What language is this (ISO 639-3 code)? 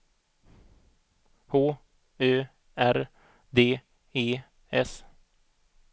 swe